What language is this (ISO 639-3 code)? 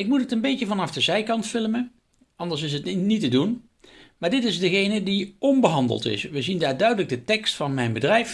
nld